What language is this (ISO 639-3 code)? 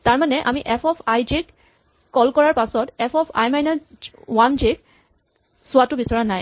asm